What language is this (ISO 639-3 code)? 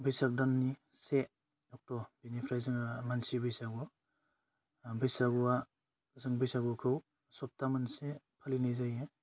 brx